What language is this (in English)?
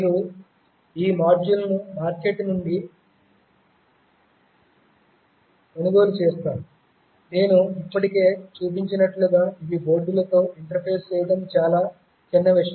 Telugu